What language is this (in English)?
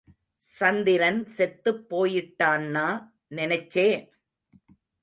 Tamil